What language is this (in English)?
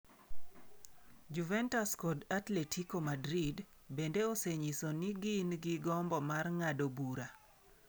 Luo (Kenya and Tanzania)